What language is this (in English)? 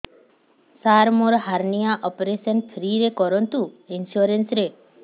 Odia